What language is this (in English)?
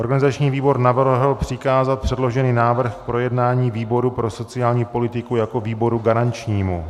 Czech